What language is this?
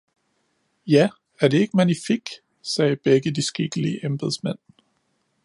Danish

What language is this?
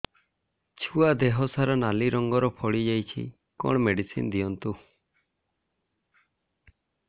Odia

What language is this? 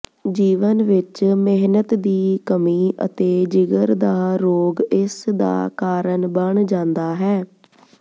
Punjabi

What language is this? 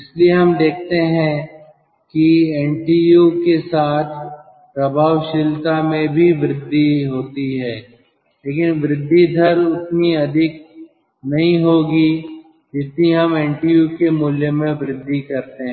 Hindi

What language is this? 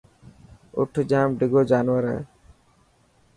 Dhatki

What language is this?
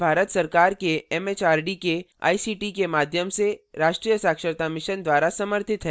Hindi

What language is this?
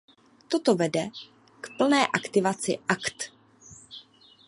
Czech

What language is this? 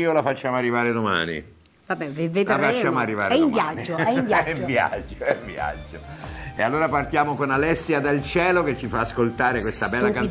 Italian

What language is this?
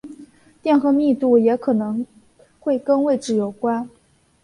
Chinese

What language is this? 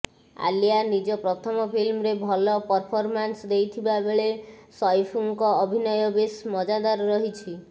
Odia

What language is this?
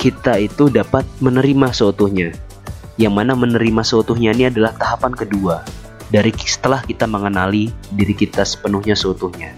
Indonesian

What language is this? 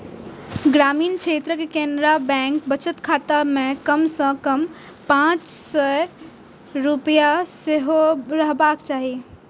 Maithili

